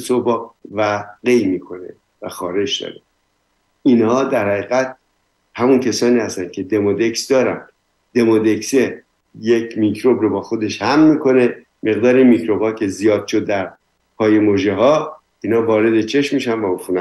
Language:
Persian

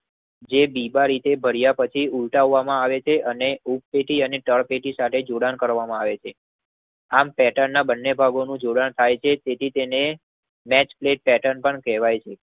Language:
Gujarati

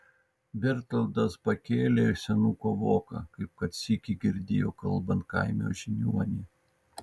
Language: Lithuanian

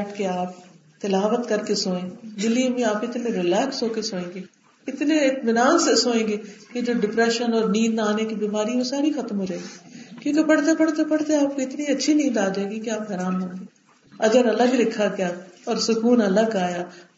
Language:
Urdu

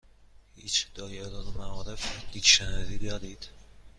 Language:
Persian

